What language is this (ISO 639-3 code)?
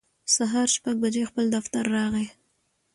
pus